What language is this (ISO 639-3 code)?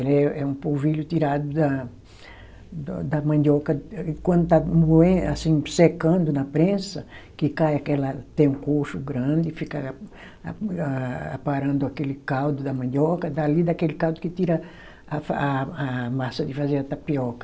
por